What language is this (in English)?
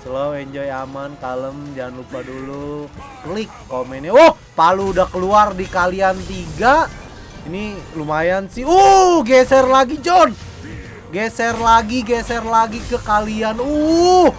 Indonesian